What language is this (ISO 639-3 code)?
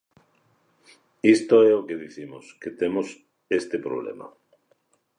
glg